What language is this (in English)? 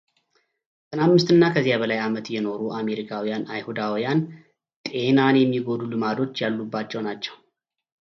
Amharic